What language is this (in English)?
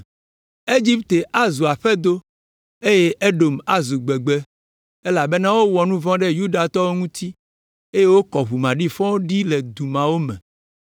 Ewe